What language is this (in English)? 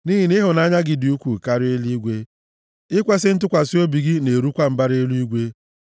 Igbo